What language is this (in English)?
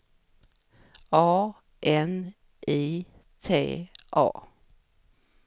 Swedish